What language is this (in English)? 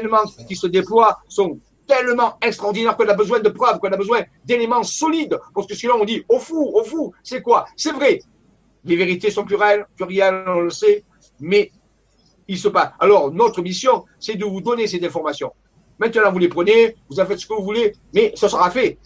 French